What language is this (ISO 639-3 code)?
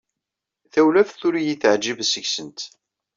kab